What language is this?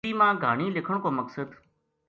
Gujari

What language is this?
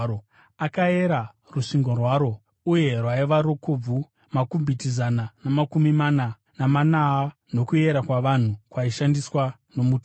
Shona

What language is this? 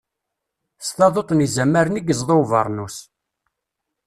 Kabyle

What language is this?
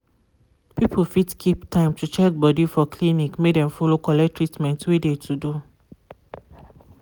Nigerian Pidgin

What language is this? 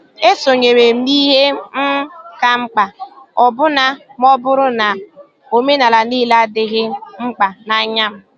Igbo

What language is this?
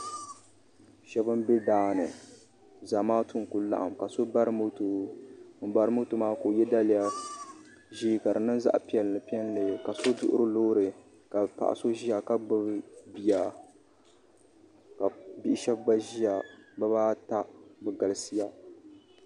Dagbani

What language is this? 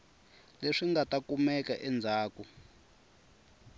Tsonga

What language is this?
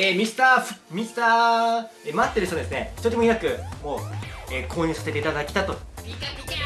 Japanese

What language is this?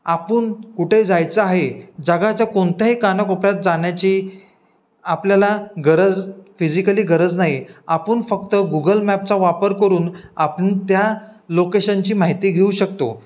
Marathi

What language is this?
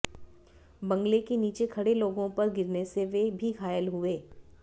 Hindi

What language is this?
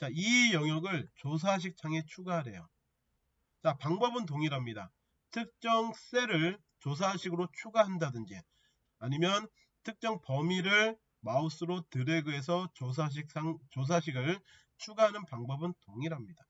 Korean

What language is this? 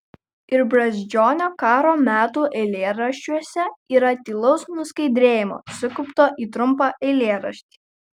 Lithuanian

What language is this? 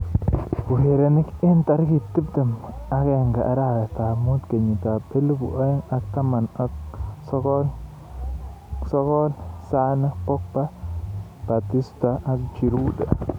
Kalenjin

